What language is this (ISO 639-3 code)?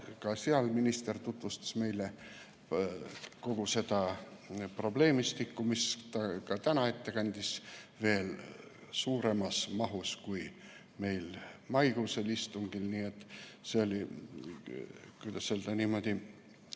est